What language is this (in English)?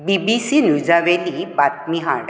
Konkani